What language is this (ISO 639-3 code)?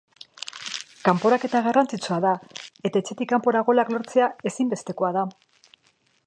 eus